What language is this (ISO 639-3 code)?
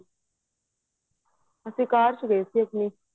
pan